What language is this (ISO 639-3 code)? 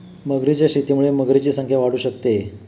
mar